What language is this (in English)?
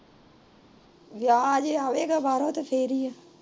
Punjabi